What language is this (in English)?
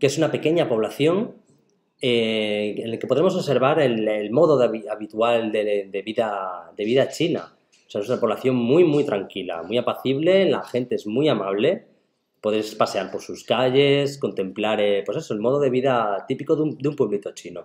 Spanish